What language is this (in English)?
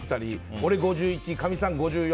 Japanese